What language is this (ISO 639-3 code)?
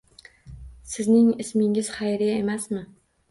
uzb